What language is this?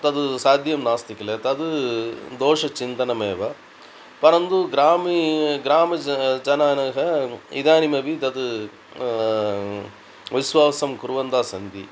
Sanskrit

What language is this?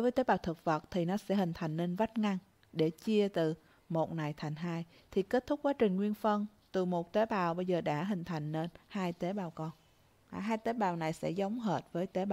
Vietnamese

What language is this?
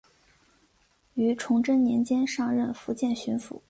Chinese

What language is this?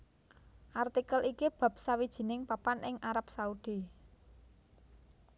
Javanese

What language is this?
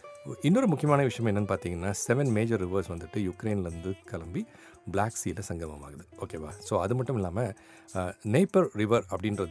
Tamil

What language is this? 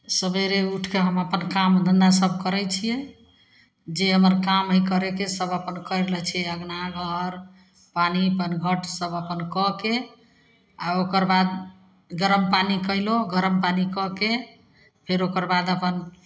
Maithili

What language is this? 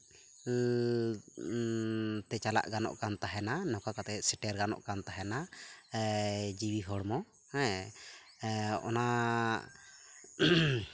Santali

